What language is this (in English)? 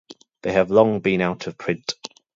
English